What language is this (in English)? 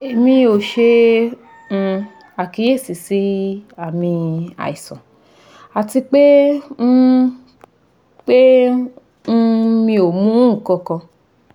Yoruba